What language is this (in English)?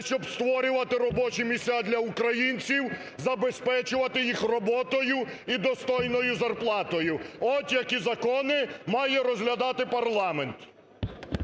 Ukrainian